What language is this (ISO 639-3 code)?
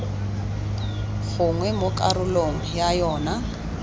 tsn